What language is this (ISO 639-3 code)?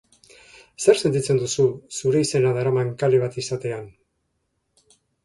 eus